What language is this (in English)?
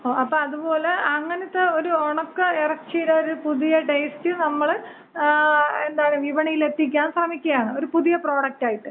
Malayalam